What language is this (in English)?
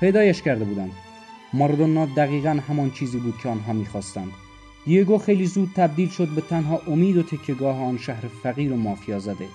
Persian